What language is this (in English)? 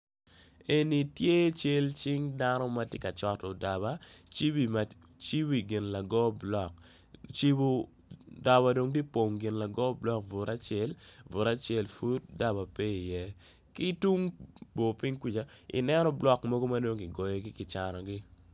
Acoli